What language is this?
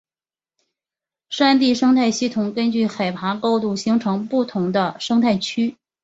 Chinese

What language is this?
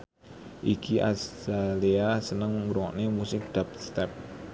Javanese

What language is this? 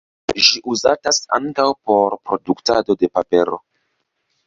Esperanto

